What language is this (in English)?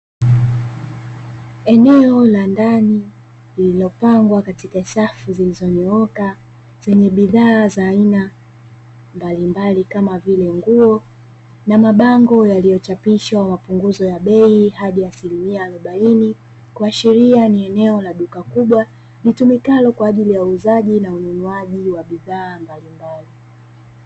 Swahili